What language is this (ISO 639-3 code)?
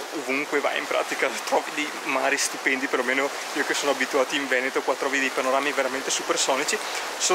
ita